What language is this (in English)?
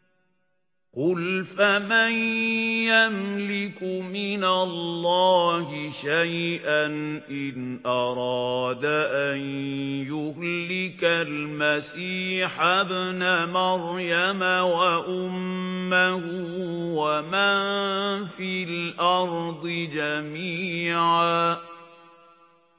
Arabic